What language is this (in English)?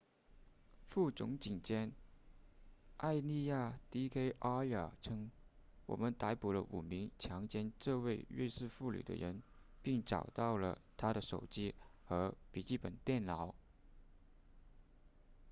Chinese